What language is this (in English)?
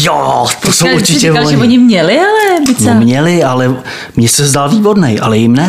Czech